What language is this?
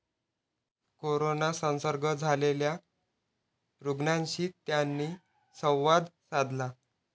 Marathi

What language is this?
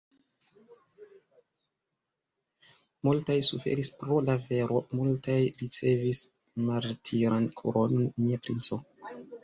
Esperanto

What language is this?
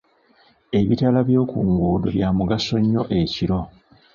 Ganda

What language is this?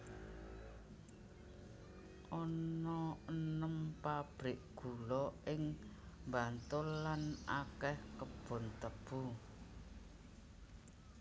Javanese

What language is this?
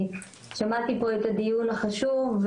Hebrew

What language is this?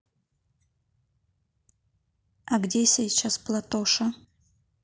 Russian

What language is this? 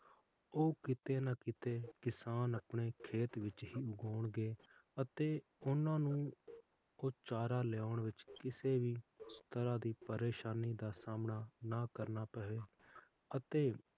Punjabi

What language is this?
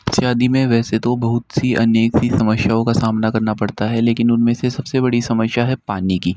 Hindi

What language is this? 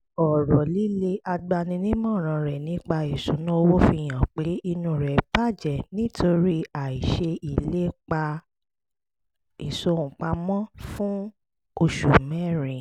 Yoruba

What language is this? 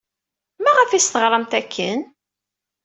Kabyle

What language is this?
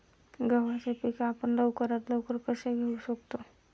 Marathi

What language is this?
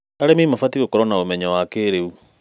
Kikuyu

